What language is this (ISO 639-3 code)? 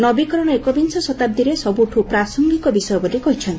ori